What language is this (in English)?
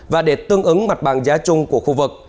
Vietnamese